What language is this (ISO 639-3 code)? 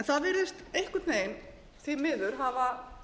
isl